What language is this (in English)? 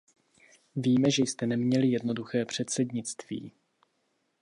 Czech